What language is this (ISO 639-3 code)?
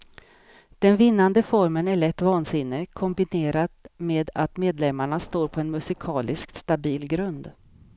swe